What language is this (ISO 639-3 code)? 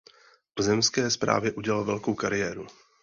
ces